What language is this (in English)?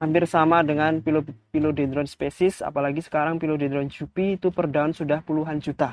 Indonesian